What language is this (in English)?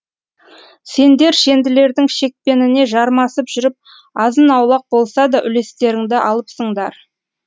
Kazakh